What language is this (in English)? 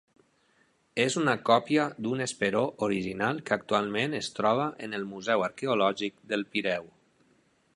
Catalan